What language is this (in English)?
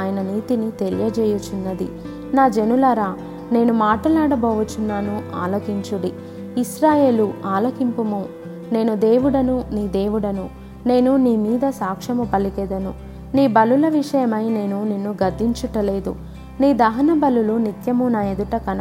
Telugu